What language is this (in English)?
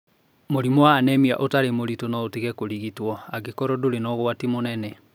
Kikuyu